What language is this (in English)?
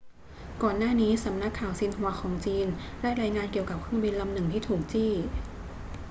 Thai